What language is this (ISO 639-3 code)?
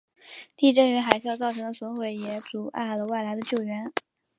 zho